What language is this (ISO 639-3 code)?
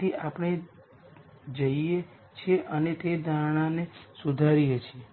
guj